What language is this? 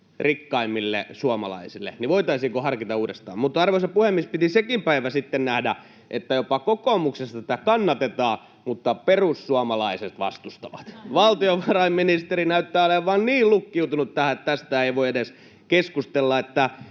Finnish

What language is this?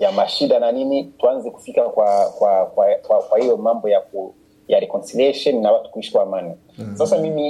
Swahili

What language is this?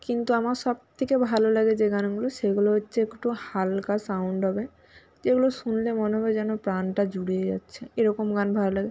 Bangla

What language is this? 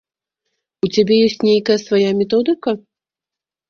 Belarusian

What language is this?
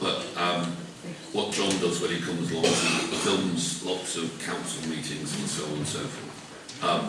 English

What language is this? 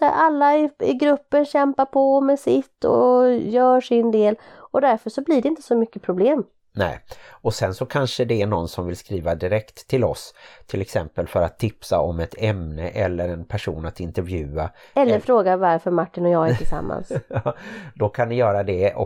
Swedish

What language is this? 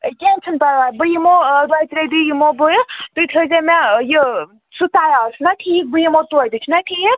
Kashmiri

